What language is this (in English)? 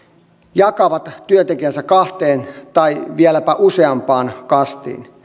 Finnish